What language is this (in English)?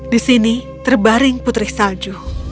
Indonesian